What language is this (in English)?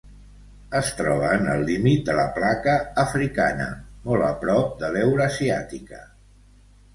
Catalan